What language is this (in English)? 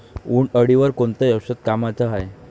Marathi